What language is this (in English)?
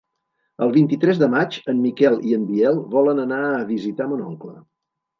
Catalan